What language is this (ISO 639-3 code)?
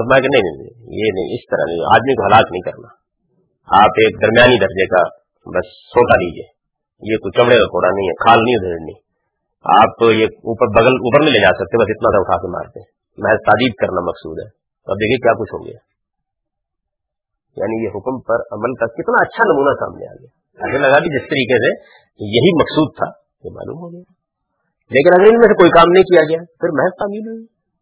urd